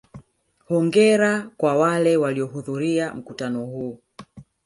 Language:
Swahili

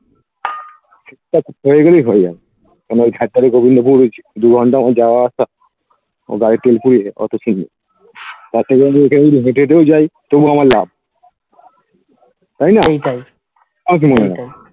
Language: Bangla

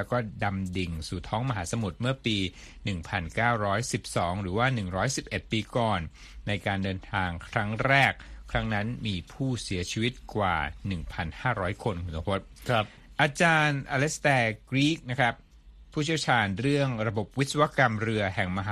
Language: Thai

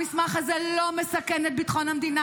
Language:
Hebrew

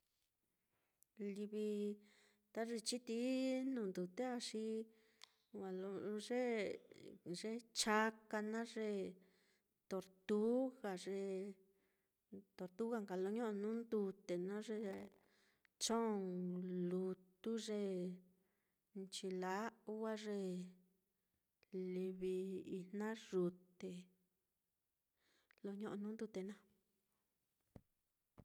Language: Mitlatongo Mixtec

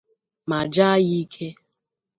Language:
Igbo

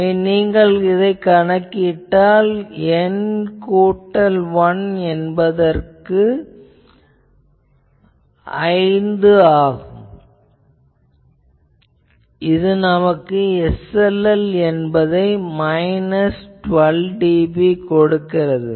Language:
Tamil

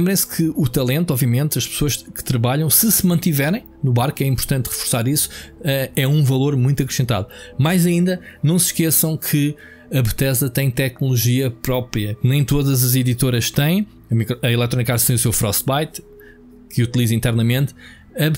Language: Portuguese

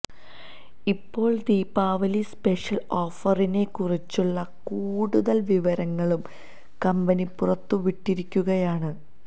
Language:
Malayalam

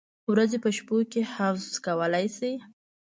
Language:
Pashto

